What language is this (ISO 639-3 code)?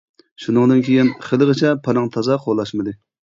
uig